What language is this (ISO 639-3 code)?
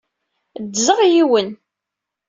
kab